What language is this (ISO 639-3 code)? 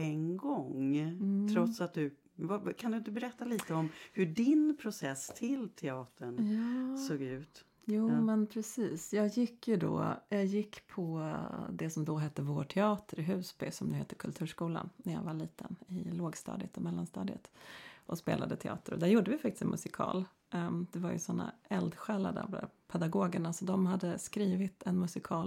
swe